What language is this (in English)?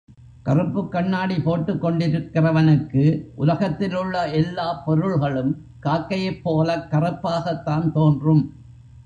Tamil